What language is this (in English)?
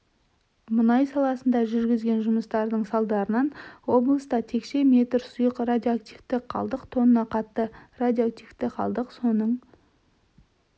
Kazakh